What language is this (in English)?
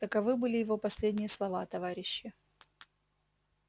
Russian